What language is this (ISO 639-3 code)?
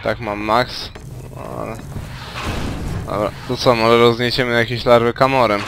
pol